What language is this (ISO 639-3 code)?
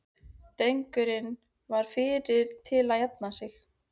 isl